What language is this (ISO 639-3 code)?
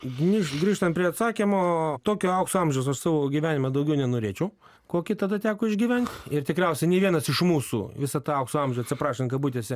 lit